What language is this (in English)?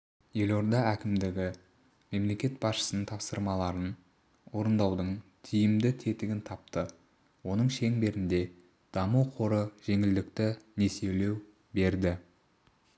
Kazakh